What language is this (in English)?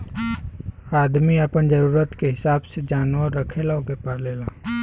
Bhojpuri